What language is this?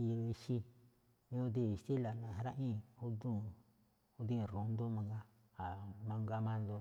Malinaltepec Me'phaa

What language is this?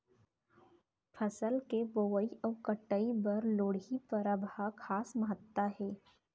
Chhattisgarhi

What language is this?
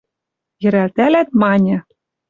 Western Mari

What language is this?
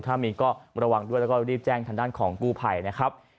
Thai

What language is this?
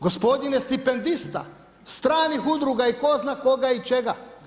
Croatian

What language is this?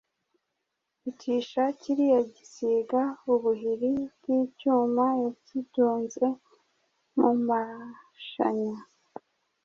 Kinyarwanda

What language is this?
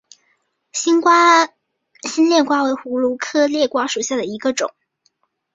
Chinese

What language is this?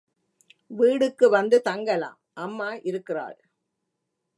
Tamil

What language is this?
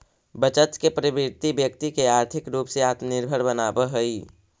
Magahi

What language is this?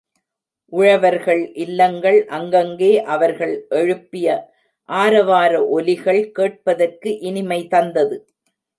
Tamil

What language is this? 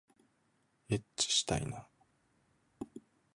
Japanese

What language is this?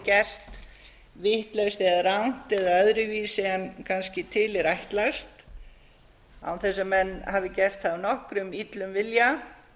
Icelandic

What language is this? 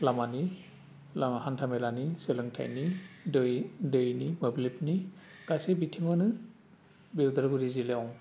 Bodo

